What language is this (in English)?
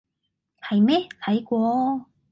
Cantonese